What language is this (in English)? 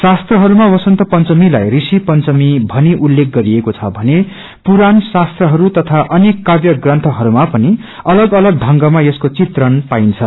Nepali